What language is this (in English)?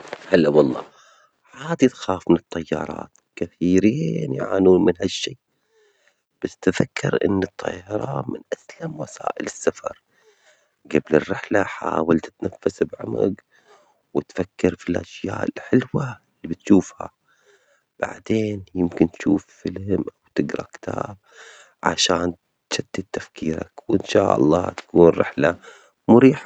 Omani Arabic